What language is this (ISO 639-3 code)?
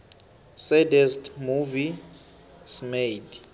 nbl